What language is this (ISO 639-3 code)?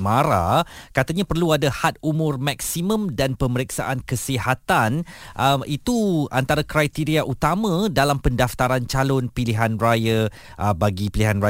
msa